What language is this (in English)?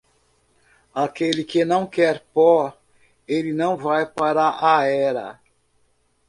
Portuguese